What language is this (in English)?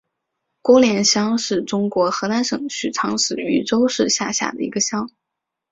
Chinese